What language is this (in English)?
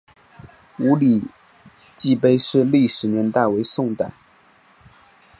Chinese